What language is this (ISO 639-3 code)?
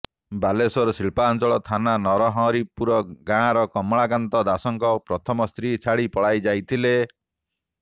ori